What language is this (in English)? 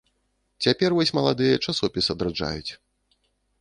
Belarusian